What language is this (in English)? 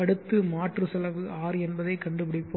Tamil